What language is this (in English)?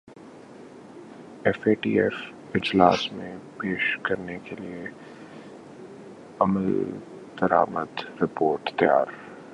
Urdu